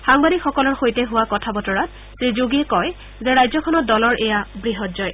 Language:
Assamese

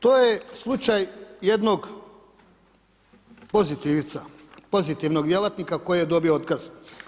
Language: Croatian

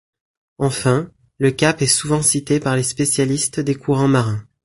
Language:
French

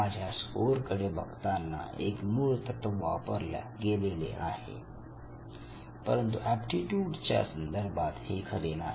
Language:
Marathi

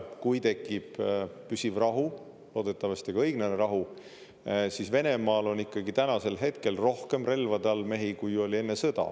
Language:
Estonian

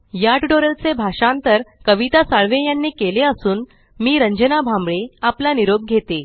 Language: Marathi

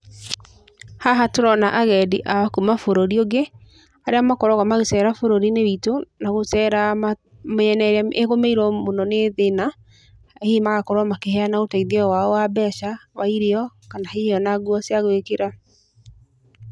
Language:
Kikuyu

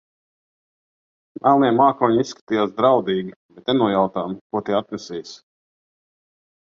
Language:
Latvian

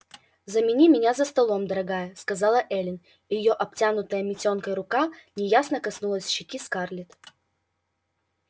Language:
Russian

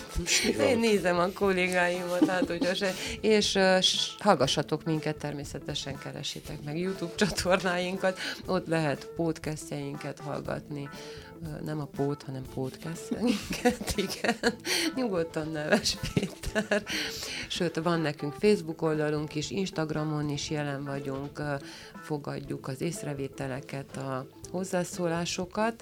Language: Hungarian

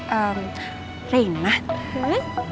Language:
Indonesian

